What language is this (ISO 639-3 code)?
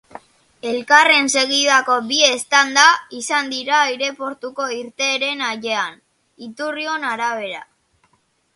eus